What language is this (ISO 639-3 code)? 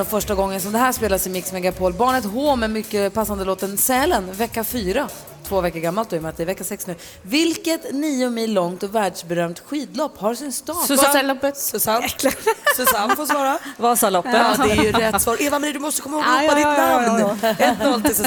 swe